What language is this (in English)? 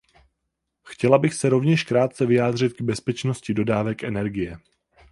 Czech